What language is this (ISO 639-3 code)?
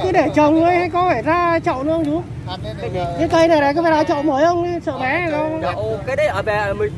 vie